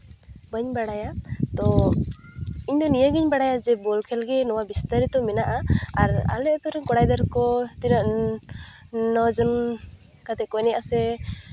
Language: Santali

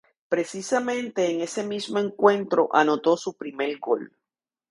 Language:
Spanish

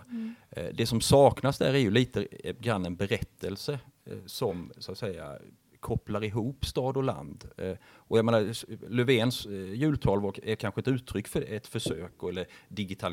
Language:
Swedish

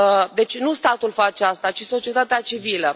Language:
Romanian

